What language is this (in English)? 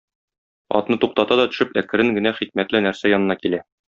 Tatar